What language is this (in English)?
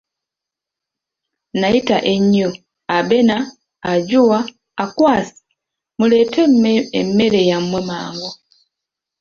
Ganda